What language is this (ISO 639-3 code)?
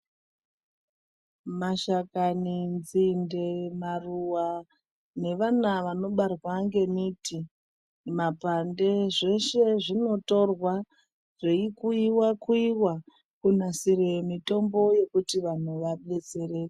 ndc